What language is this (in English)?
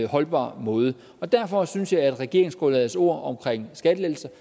Danish